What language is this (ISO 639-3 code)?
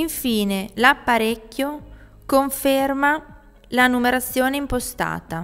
ita